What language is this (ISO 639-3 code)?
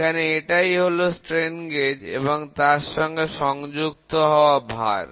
ben